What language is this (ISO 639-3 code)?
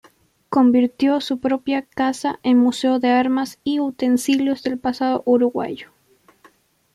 spa